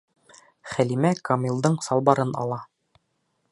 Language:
Bashkir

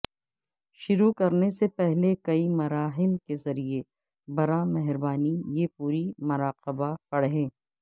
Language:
Urdu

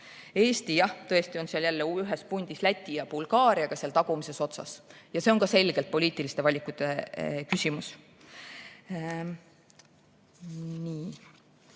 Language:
Estonian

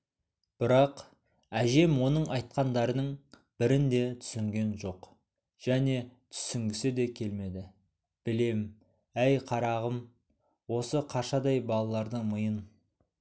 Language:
Kazakh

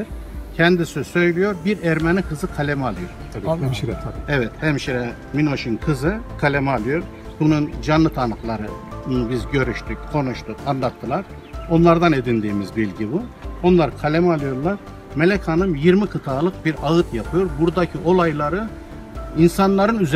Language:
Turkish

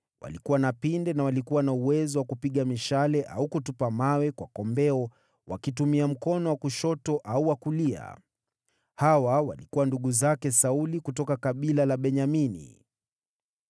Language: Swahili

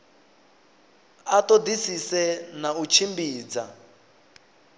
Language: Venda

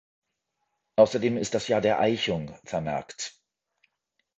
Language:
German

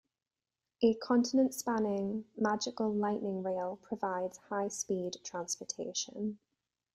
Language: English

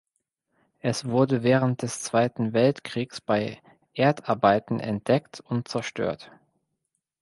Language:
German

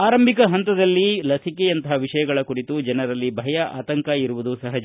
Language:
Kannada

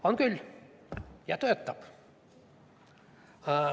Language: Estonian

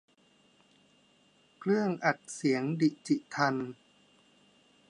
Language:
Thai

